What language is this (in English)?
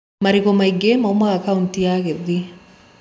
Kikuyu